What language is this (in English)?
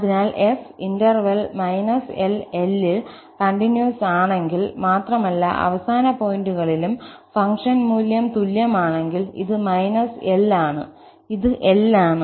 Malayalam